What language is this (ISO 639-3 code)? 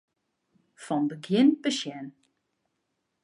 fry